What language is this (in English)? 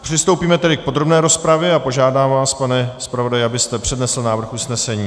Czech